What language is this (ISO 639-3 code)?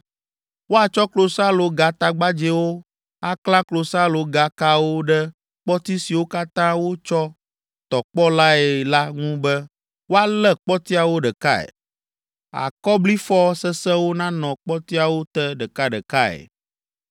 ewe